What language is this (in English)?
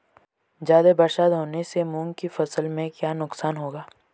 Hindi